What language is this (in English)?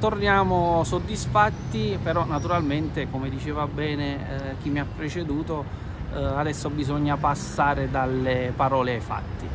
Italian